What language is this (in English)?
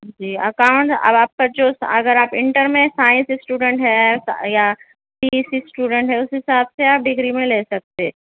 Urdu